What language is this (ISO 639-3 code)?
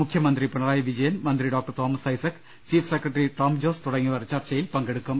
mal